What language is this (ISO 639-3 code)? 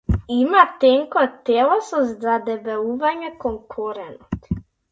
mkd